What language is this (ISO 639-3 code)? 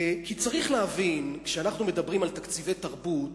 heb